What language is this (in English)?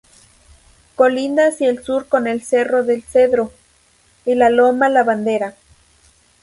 Spanish